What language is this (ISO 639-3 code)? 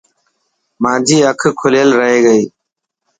mki